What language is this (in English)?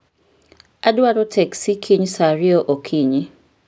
Luo (Kenya and Tanzania)